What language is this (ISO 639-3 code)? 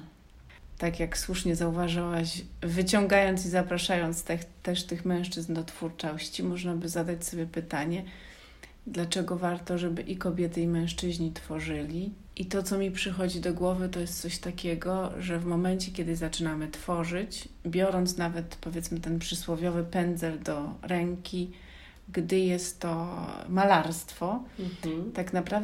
pol